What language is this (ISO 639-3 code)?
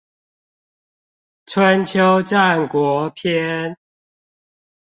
zho